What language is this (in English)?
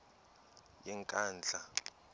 Xhosa